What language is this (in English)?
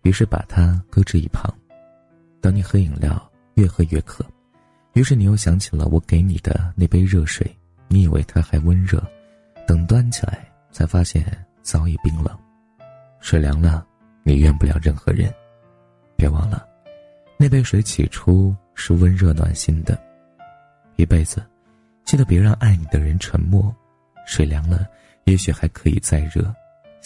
Chinese